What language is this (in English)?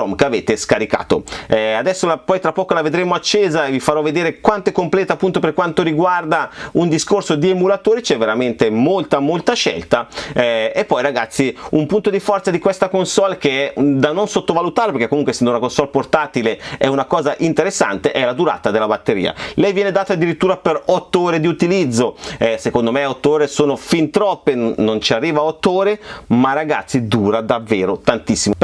Italian